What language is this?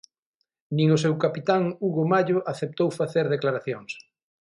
Galician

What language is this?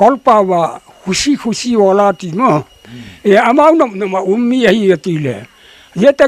Thai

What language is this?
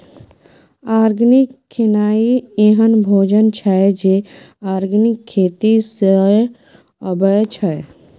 Maithili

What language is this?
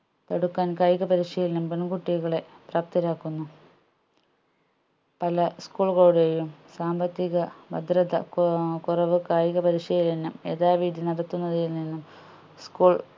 Malayalam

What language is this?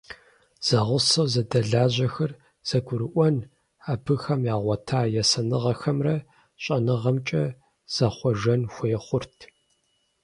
Kabardian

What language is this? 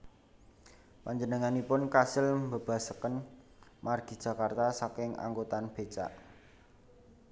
Javanese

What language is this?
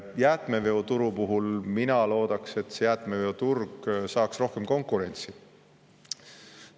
Estonian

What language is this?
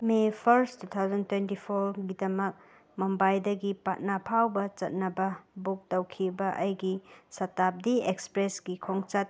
Manipuri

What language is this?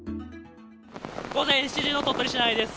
Japanese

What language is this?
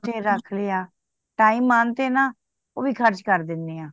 Punjabi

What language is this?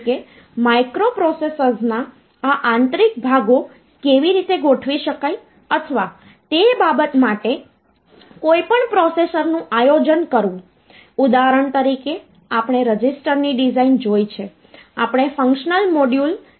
Gujarati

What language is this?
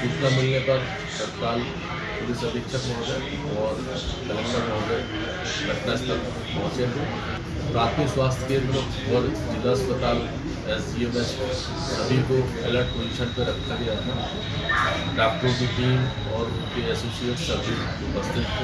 Hindi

